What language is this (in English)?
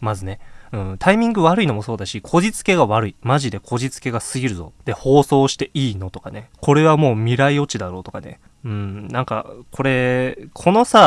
Japanese